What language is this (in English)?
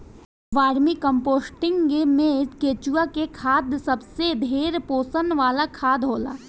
Bhojpuri